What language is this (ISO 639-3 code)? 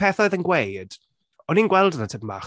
cym